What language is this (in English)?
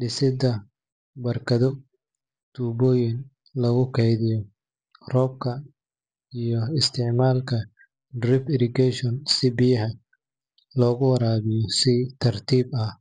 Somali